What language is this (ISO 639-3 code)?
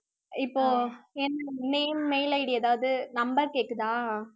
tam